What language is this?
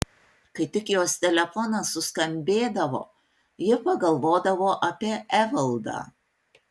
Lithuanian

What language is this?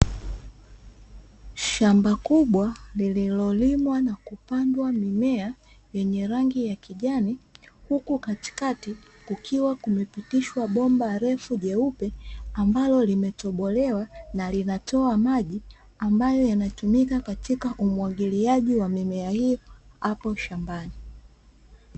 Swahili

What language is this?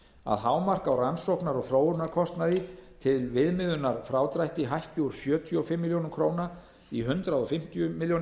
Icelandic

